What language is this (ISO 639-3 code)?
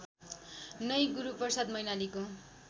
nep